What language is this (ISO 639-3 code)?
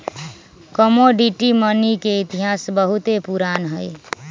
mag